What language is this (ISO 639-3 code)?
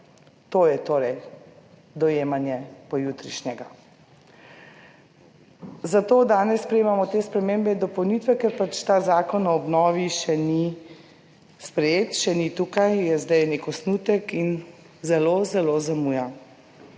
slv